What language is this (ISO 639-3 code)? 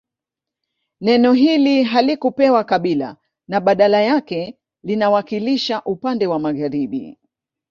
swa